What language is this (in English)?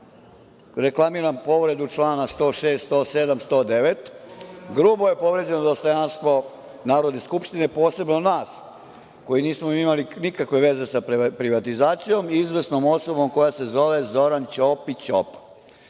Serbian